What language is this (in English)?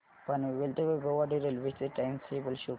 Marathi